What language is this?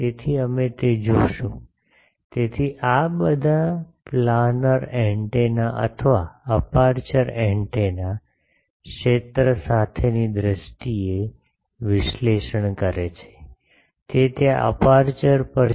Gujarati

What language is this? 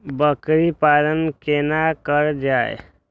Maithili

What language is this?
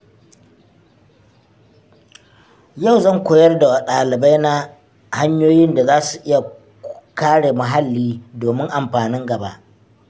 Hausa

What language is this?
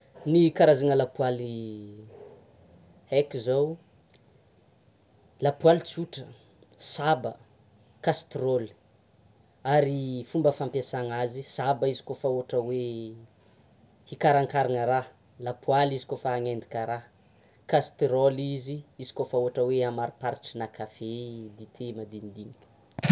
Tsimihety Malagasy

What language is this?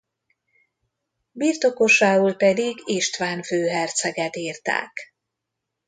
Hungarian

